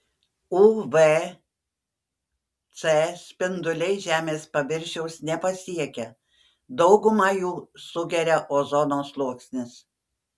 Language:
Lithuanian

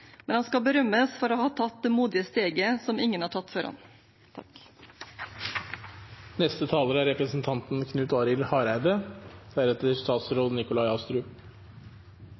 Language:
Norwegian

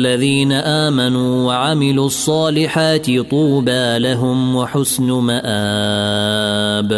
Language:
Arabic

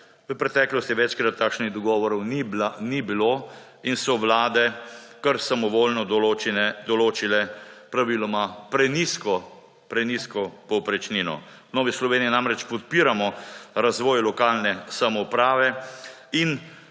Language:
Slovenian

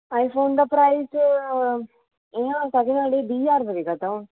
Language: Dogri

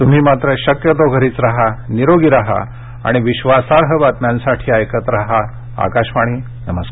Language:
Marathi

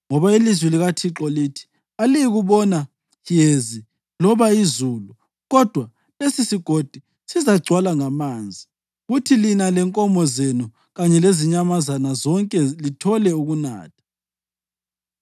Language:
North Ndebele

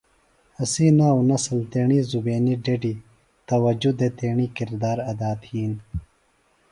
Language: Phalura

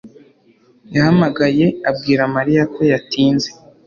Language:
Kinyarwanda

